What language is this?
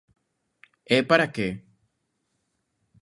Galician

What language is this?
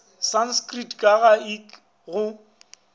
Northern Sotho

